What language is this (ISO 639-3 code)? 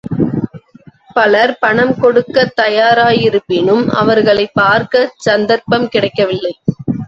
tam